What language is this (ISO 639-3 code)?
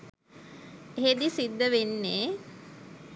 sin